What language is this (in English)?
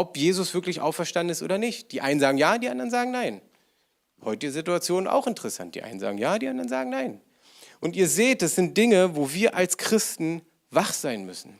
German